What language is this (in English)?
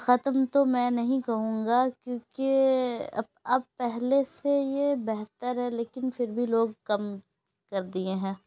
Urdu